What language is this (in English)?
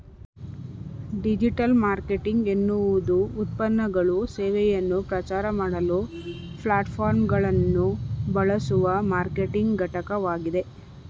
Kannada